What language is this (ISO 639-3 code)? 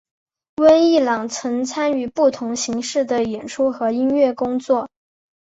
zho